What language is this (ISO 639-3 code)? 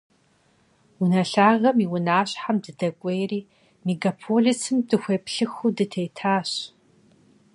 kbd